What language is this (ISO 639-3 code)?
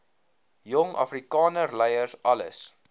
afr